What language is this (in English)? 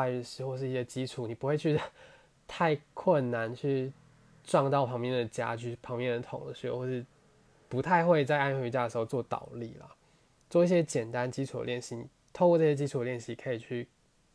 Chinese